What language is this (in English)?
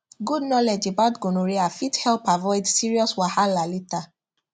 Nigerian Pidgin